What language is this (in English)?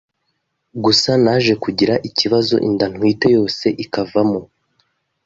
Kinyarwanda